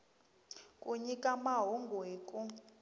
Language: Tsonga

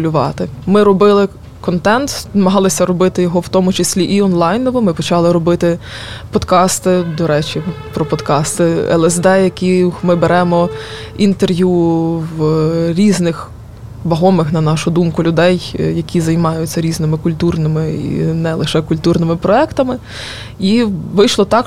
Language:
Ukrainian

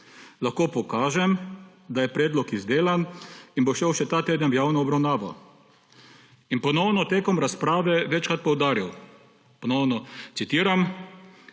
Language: Slovenian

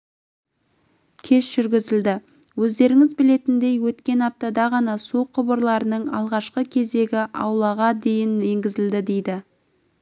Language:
Kazakh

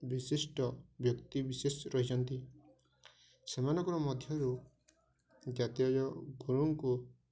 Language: Odia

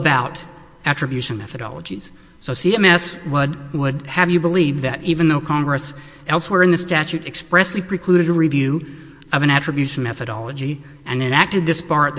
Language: English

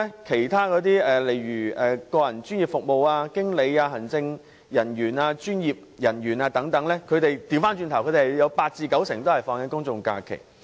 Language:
Cantonese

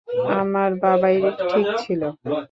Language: Bangla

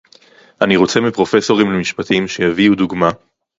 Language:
Hebrew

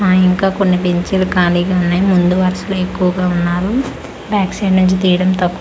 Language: Telugu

